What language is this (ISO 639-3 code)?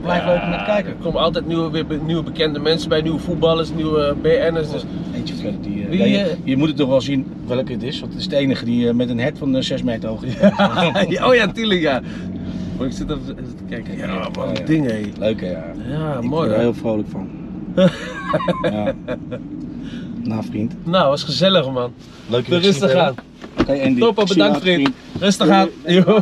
nld